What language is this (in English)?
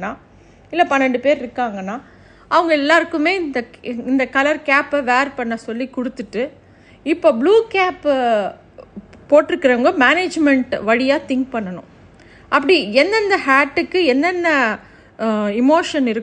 Tamil